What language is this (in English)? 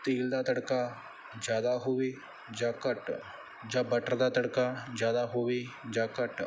Punjabi